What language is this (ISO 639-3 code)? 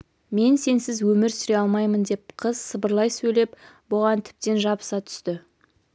kaz